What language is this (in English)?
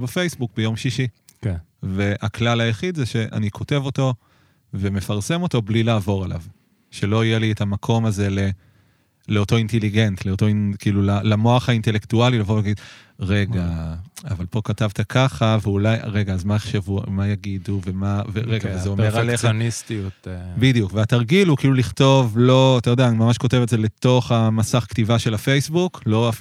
Hebrew